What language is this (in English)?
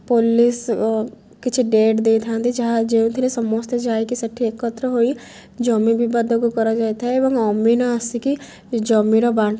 Odia